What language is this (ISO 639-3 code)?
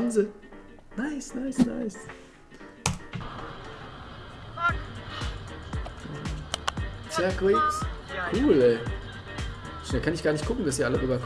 deu